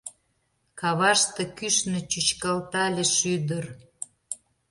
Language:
Mari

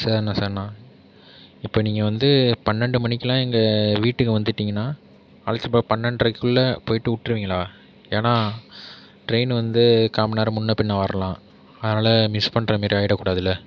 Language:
Tamil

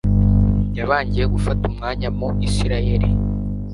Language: Kinyarwanda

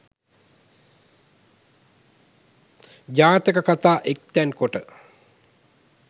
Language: Sinhala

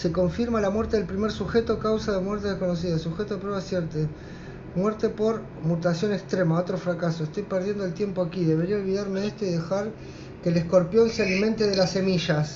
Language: Spanish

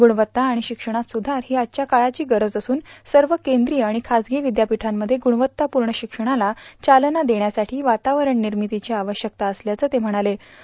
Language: Marathi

